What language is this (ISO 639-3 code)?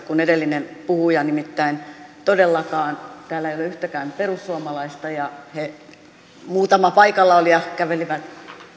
fin